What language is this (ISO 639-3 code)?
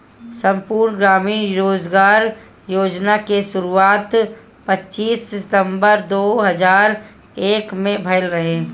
bho